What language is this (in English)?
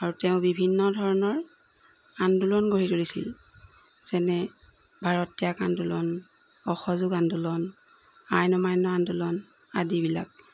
Assamese